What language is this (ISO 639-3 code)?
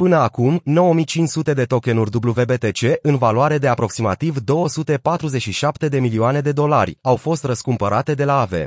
ron